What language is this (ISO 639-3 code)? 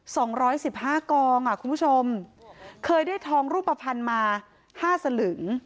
tha